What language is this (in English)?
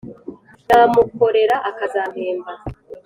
Kinyarwanda